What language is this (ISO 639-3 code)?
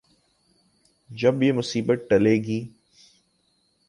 urd